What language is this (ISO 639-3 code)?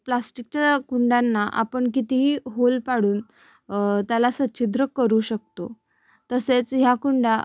mar